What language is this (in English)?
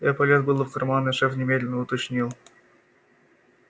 Russian